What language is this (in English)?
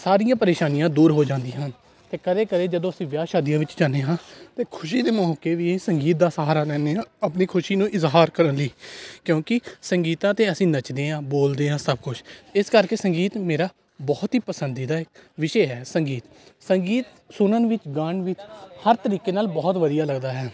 Punjabi